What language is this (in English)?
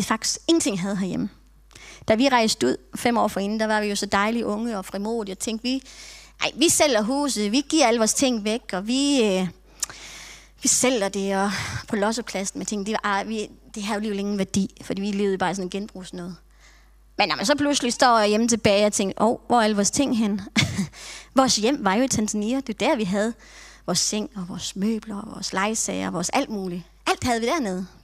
Danish